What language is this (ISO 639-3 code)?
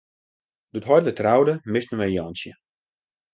fry